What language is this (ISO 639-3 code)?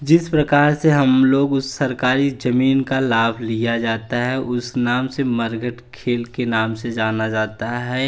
hin